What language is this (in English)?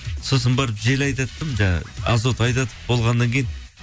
Kazakh